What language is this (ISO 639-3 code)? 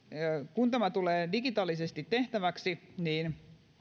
fin